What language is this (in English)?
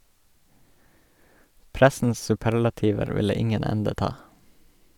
Norwegian